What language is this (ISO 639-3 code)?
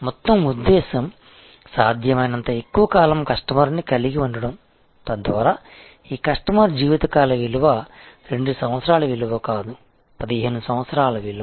tel